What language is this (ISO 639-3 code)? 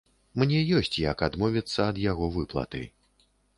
bel